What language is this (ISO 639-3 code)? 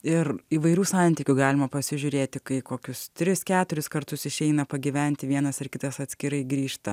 lit